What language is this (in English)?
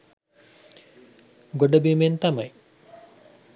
Sinhala